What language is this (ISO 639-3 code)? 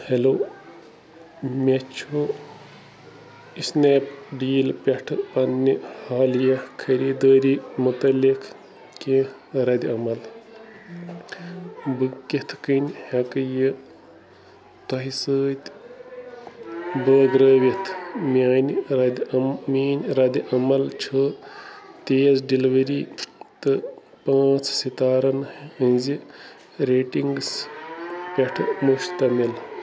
kas